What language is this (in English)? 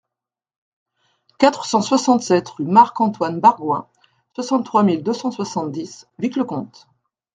French